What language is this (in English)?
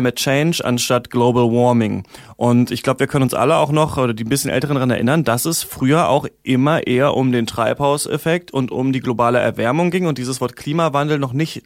German